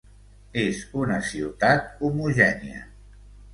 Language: Catalan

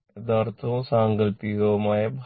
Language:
Malayalam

